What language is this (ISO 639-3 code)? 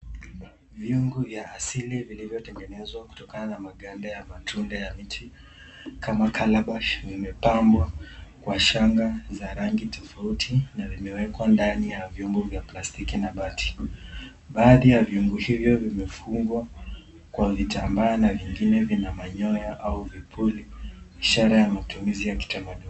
swa